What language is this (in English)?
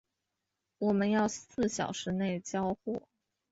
Chinese